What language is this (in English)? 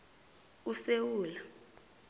South Ndebele